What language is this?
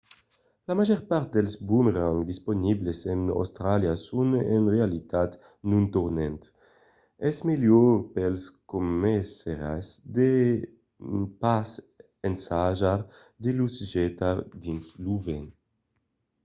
Occitan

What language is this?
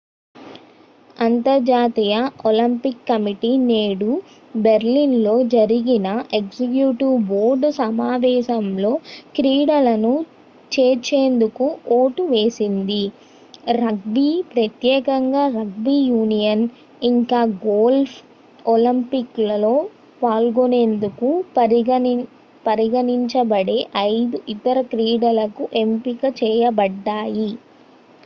Telugu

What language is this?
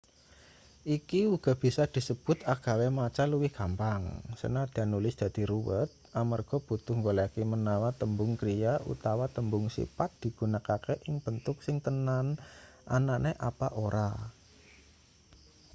Javanese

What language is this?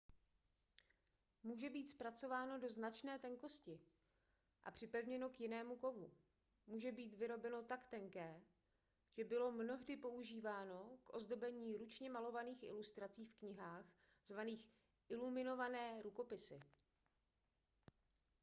Czech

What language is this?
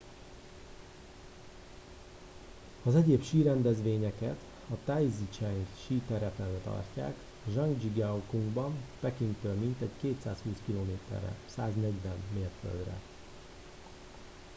Hungarian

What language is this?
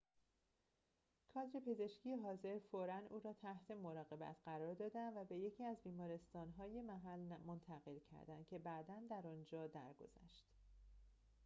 Persian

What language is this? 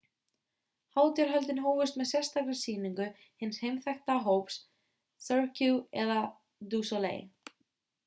Icelandic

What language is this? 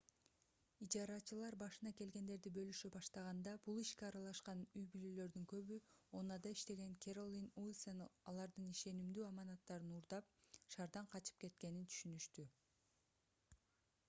Kyrgyz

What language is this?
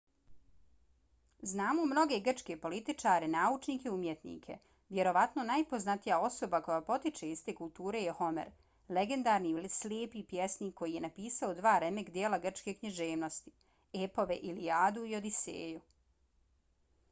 Bosnian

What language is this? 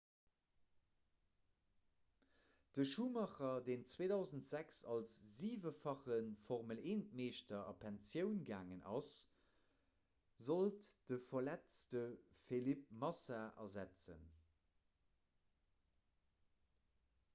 Luxembourgish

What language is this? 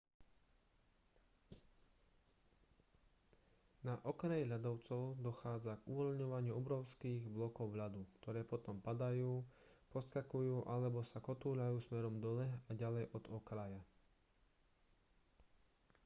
Slovak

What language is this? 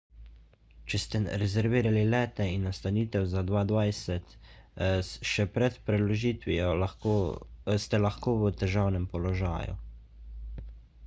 Slovenian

